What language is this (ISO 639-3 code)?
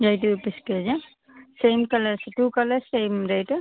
tel